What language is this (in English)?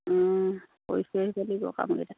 Assamese